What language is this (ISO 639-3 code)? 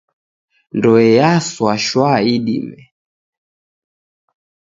dav